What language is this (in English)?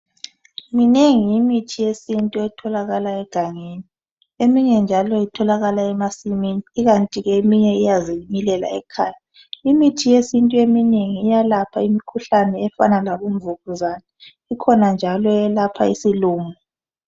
North Ndebele